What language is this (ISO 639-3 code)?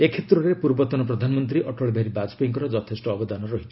ori